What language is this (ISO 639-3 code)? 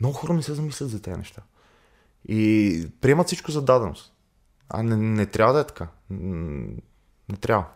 bul